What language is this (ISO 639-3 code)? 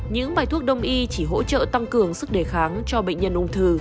vie